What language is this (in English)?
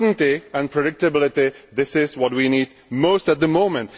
English